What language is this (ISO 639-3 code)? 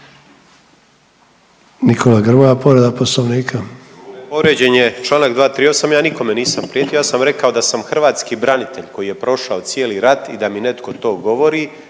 hrv